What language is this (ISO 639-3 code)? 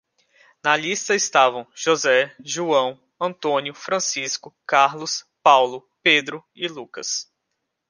por